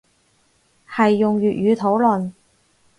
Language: Cantonese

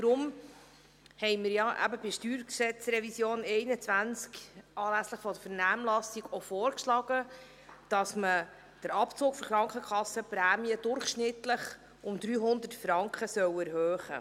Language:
Swiss German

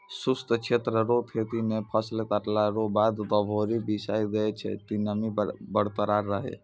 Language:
Maithili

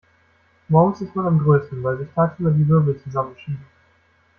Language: German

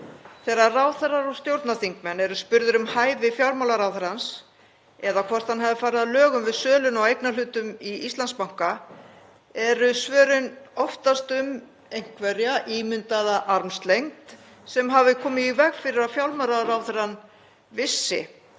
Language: Icelandic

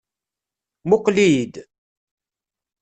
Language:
Kabyle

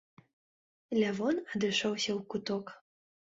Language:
Belarusian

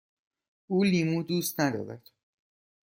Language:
Persian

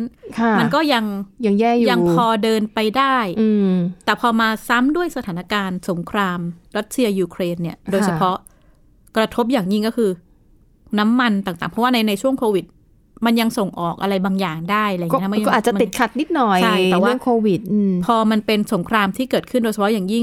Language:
Thai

